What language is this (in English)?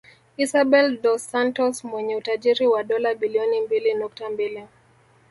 Swahili